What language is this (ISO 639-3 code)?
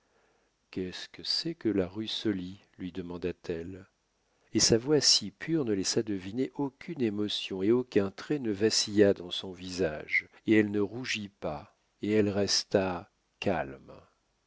fra